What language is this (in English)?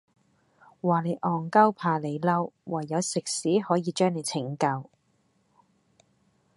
Cantonese